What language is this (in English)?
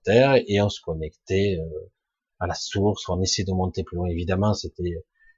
French